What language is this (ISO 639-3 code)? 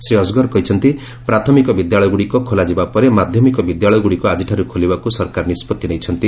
ori